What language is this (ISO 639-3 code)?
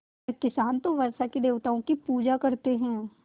hin